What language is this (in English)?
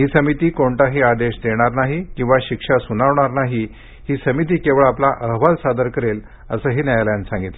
Marathi